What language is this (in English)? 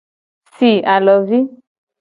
Gen